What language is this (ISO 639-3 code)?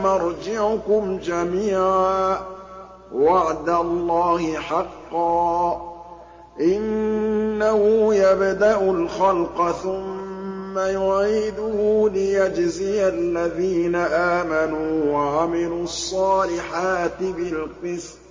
ara